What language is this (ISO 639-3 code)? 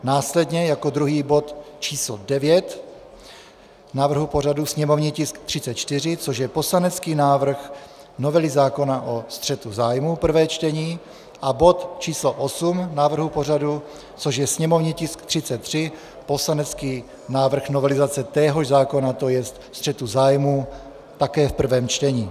ces